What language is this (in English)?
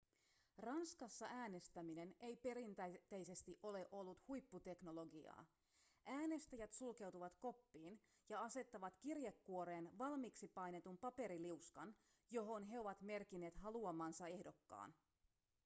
Finnish